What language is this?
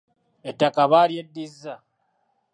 Ganda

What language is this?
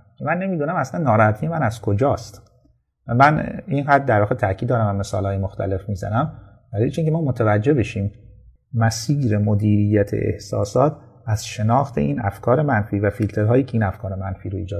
Persian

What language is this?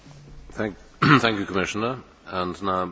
Polish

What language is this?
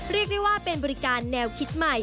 Thai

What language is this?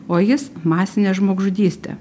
Lithuanian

